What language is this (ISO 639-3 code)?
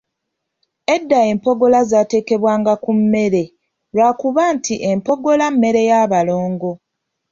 lug